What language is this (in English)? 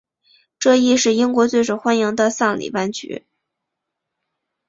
Chinese